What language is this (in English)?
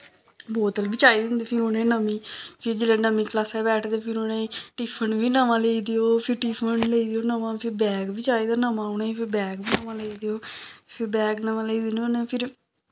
Dogri